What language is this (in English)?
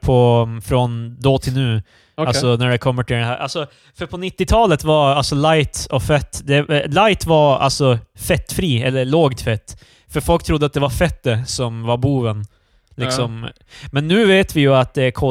Swedish